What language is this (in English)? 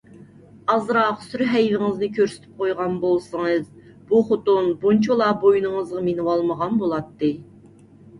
Uyghur